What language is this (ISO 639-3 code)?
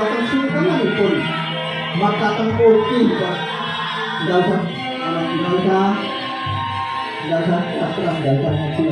ind